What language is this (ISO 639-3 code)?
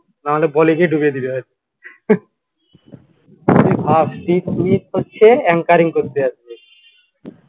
ben